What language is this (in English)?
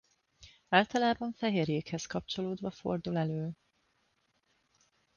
Hungarian